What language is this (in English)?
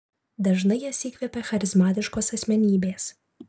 Lithuanian